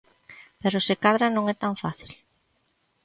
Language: Galician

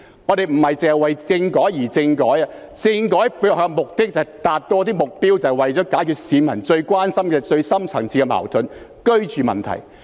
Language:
Cantonese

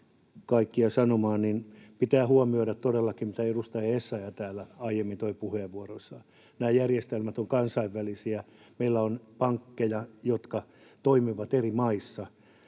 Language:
Finnish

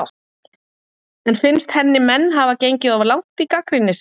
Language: Icelandic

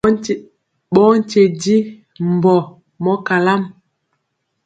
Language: Mpiemo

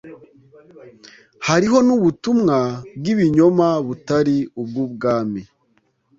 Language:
Kinyarwanda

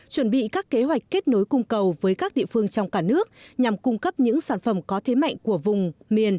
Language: Vietnamese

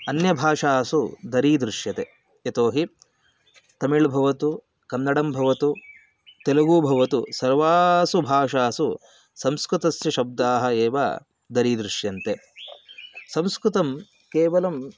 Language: Sanskrit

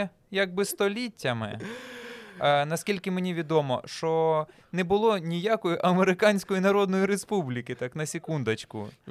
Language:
Ukrainian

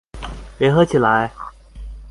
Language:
Chinese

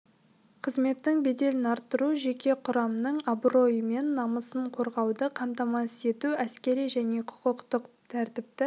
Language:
Kazakh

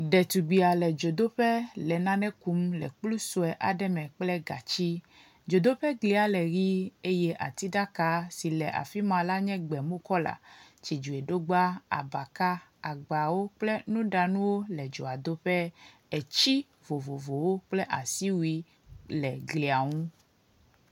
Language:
Ewe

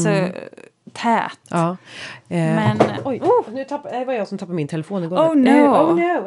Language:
Swedish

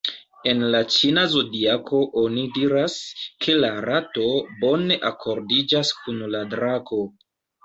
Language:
Esperanto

